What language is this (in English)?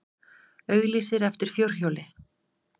Icelandic